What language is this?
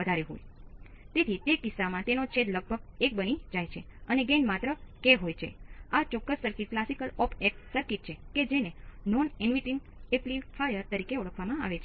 Gujarati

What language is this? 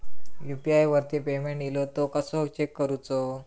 Marathi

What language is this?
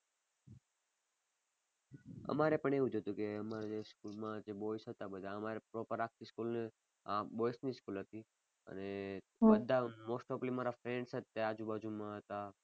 Gujarati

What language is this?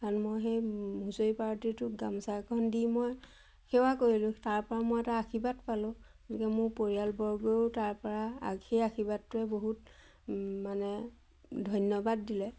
Assamese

